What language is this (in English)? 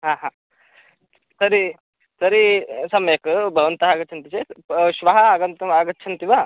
Sanskrit